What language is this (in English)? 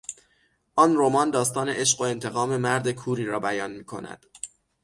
Persian